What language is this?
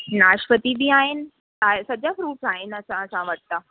Sindhi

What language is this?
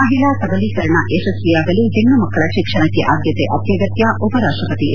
Kannada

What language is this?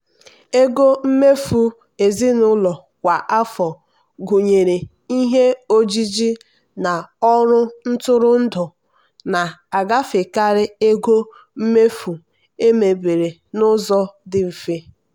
Igbo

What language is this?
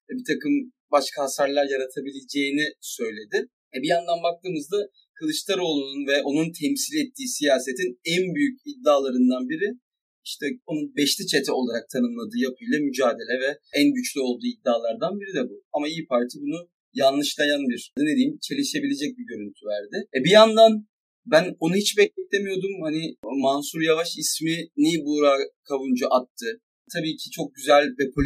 Turkish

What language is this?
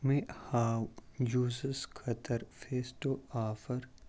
Kashmiri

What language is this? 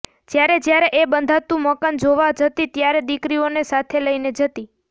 Gujarati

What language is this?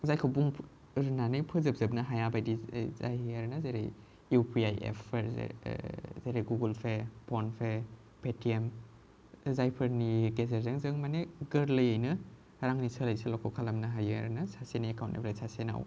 Bodo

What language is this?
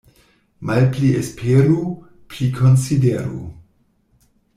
Esperanto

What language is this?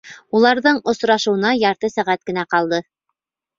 Bashkir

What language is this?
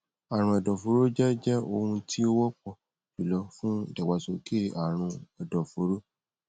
Yoruba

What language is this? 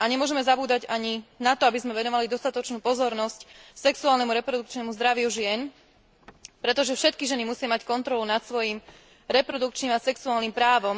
Slovak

